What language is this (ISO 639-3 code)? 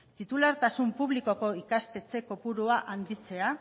eus